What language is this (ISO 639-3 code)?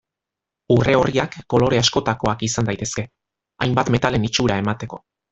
eus